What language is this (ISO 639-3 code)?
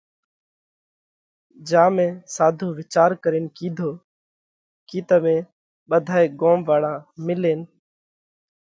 kvx